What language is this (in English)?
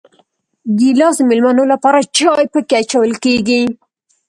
Pashto